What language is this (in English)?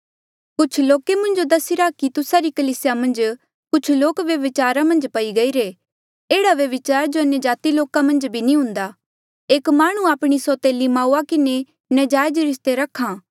Mandeali